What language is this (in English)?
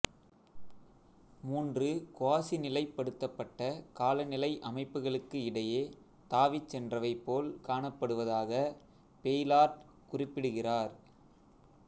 Tamil